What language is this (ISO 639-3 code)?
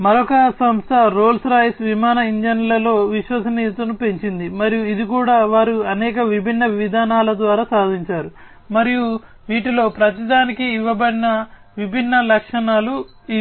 tel